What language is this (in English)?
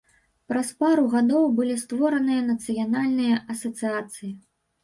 Belarusian